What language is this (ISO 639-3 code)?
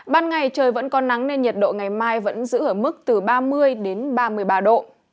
vie